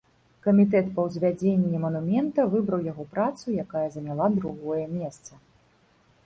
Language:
Belarusian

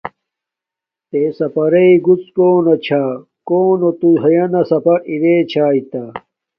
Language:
Domaaki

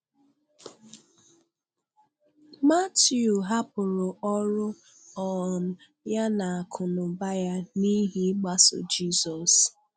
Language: Igbo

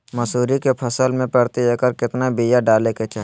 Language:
Magahi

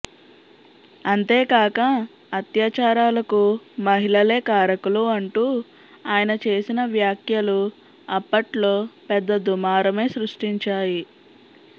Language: Telugu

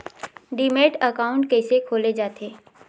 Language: Chhattisgarhi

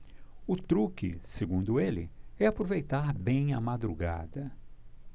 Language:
Portuguese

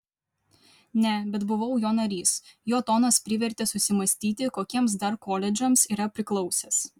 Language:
Lithuanian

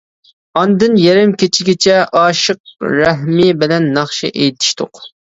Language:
Uyghur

